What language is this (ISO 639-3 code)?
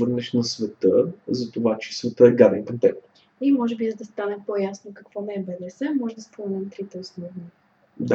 bul